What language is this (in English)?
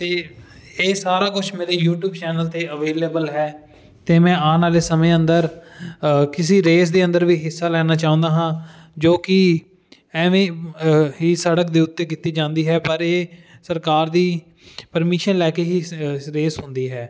Punjabi